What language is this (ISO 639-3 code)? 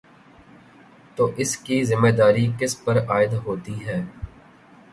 urd